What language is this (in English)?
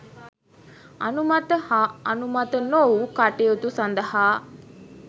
Sinhala